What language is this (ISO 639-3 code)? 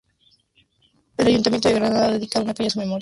spa